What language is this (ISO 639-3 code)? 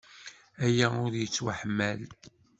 kab